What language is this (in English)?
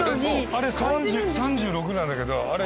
Japanese